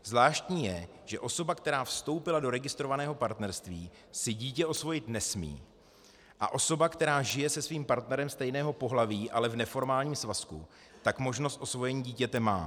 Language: Czech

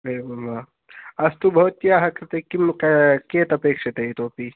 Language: Sanskrit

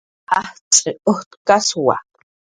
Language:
Jaqaru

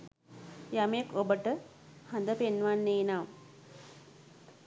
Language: Sinhala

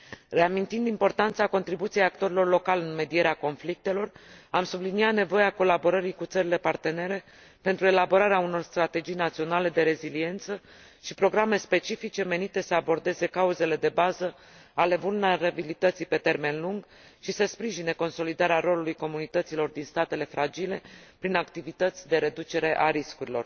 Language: Romanian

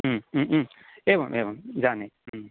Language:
Sanskrit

